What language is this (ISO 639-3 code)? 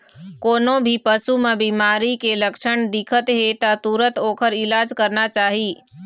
hne